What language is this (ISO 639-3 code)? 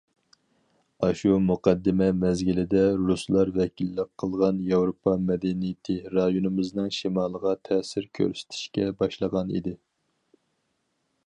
uig